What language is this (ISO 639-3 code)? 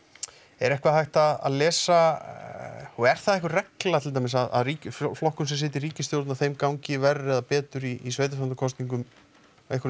isl